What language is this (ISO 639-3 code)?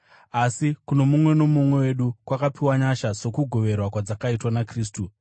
sna